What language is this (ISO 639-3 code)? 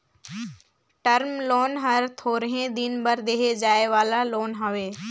hne